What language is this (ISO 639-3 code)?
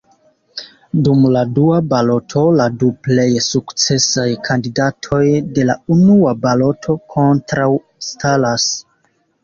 epo